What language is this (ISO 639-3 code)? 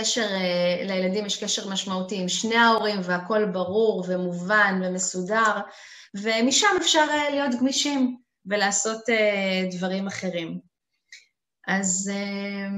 heb